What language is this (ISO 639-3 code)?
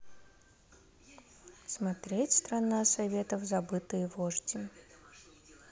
rus